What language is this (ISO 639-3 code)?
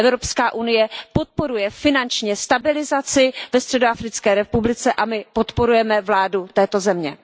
ces